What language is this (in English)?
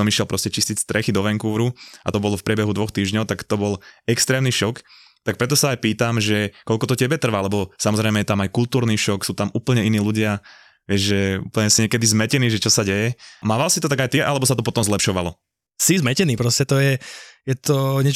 Slovak